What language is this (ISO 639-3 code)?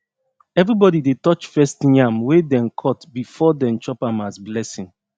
pcm